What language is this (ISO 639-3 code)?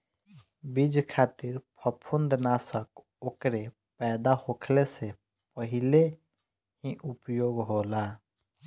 bho